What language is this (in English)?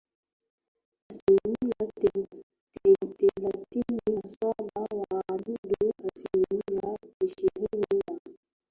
Swahili